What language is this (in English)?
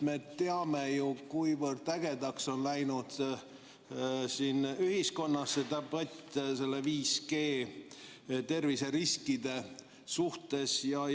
Estonian